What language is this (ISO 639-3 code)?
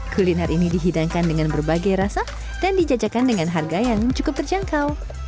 ind